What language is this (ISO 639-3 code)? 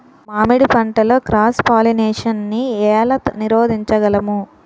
tel